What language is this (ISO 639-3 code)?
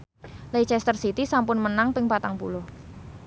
jav